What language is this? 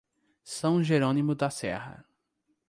Portuguese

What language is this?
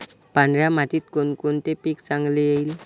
Marathi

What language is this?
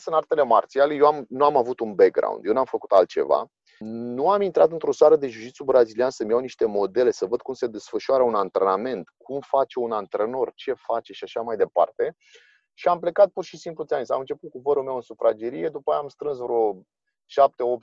Romanian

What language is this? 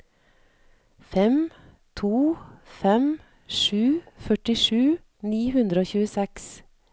Norwegian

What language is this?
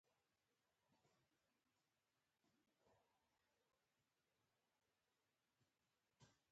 Pashto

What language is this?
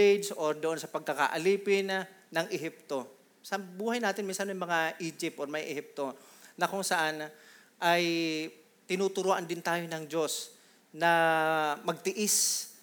Filipino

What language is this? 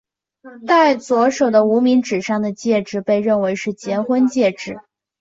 Chinese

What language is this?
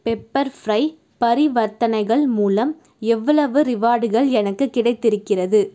Tamil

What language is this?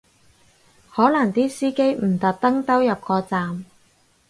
Cantonese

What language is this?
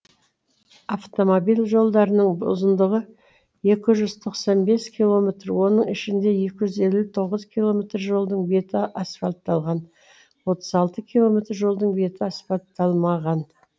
Kazakh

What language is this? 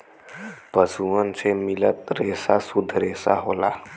Bhojpuri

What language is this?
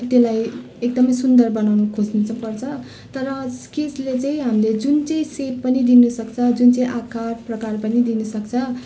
Nepali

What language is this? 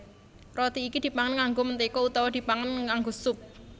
Javanese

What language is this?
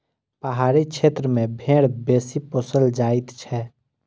Maithili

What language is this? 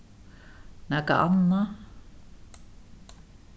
Faroese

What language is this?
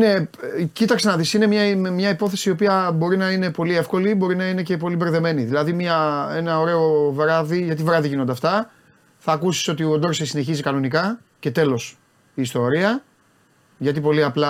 Greek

